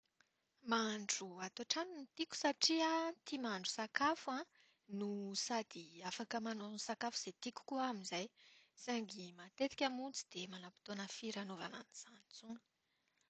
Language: Malagasy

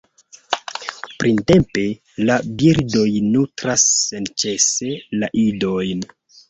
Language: Esperanto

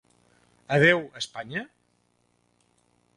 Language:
Catalan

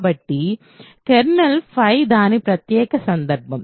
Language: Telugu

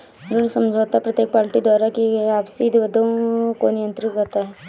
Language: Hindi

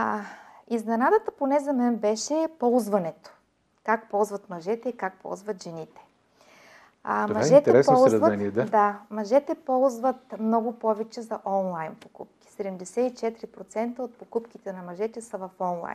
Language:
Bulgarian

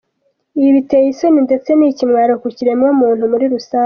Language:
Kinyarwanda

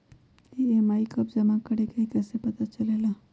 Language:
Magahi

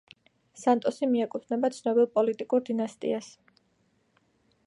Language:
Georgian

